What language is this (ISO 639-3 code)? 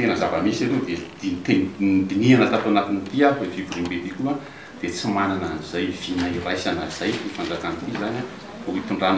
ron